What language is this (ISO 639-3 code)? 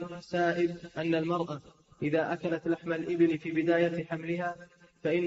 ara